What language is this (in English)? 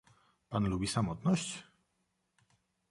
Polish